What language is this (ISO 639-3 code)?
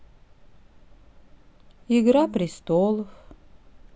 rus